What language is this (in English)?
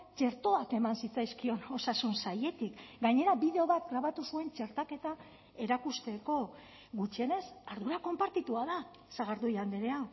Basque